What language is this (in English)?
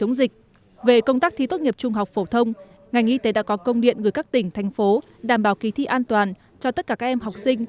Vietnamese